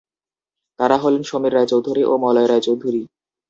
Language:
Bangla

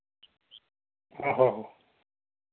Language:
Dogri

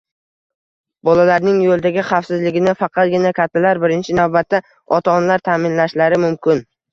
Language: Uzbek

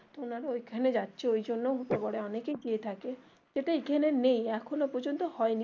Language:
Bangla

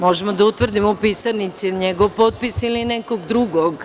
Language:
Serbian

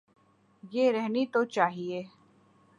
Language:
Urdu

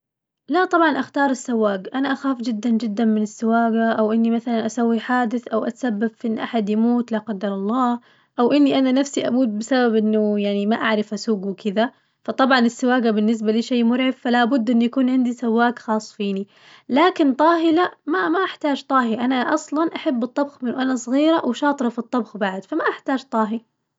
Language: Najdi Arabic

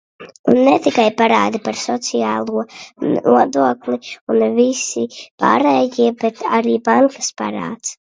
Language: Latvian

